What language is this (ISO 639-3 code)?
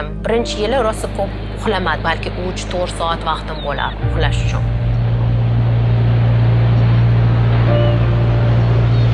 tur